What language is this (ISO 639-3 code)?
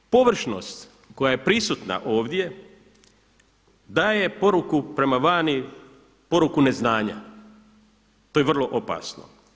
hrv